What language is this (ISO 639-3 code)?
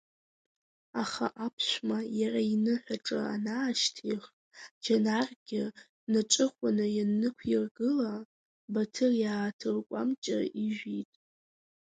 abk